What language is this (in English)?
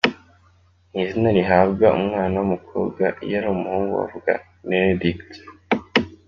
Kinyarwanda